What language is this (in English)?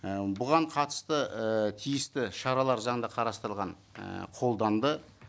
Kazakh